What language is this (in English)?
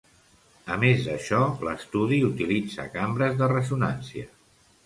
Catalan